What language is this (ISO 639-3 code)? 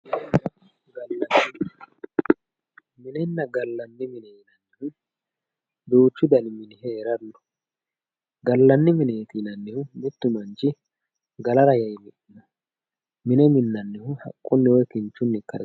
sid